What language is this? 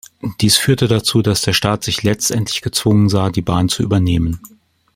German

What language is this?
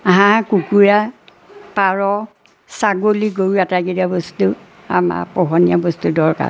Assamese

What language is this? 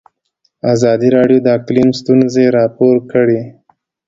Pashto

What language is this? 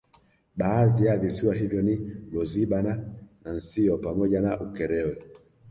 Swahili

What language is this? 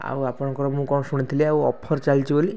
Odia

